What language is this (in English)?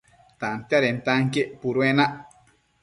Matsés